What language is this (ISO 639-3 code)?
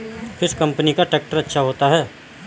hin